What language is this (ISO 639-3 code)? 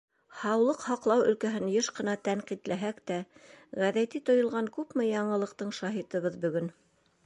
bak